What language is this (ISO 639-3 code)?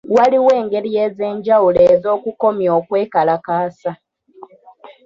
lug